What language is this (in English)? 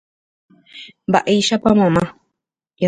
Guarani